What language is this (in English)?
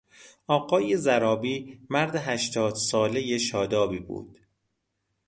Persian